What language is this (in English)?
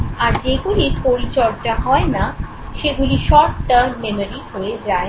Bangla